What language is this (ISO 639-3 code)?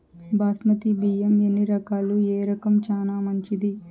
tel